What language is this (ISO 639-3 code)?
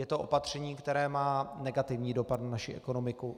ces